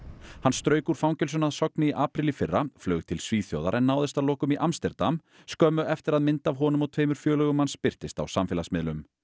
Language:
Icelandic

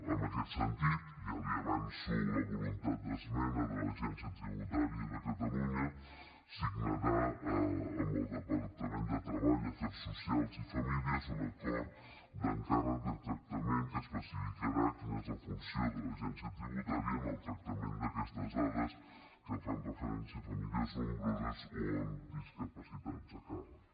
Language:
Catalan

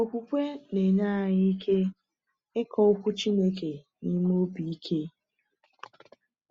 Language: Igbo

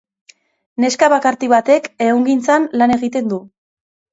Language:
Basque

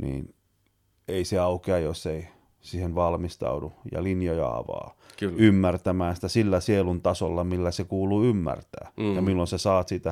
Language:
Finnish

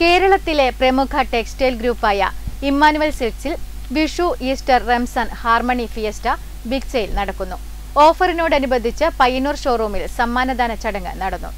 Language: Malayalam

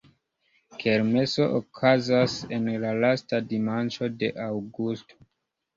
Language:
Esperanto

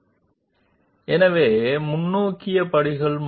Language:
Telugu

